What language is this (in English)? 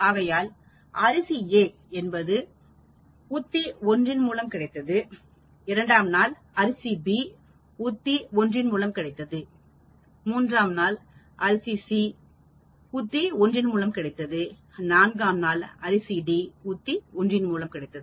Tamil